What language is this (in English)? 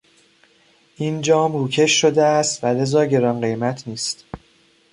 Persian